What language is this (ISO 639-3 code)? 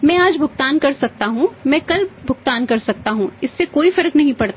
hin